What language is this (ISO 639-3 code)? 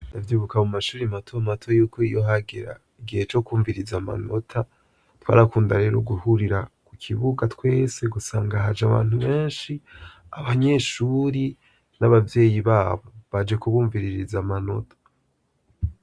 run